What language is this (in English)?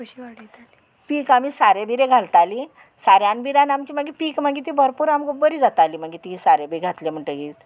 Konkani